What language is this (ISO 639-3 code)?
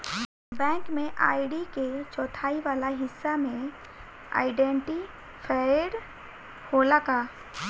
bho